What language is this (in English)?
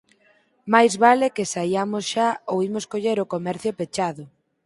Galician